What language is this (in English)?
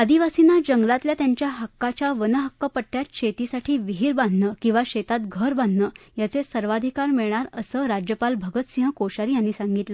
Marathi